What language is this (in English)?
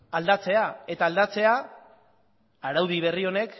Basque